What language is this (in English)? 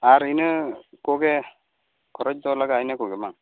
Santali